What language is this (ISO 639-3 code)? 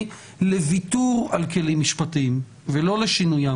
heb